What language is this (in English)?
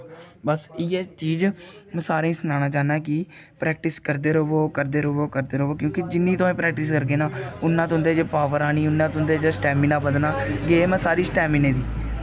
Dogri